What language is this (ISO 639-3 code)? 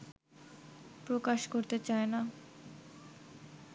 ben